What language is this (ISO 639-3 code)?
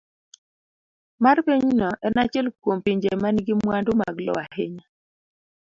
luo